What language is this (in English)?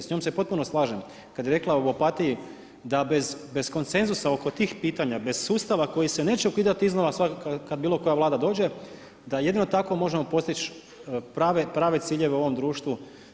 Croatian